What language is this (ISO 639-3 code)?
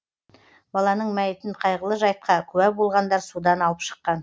kaz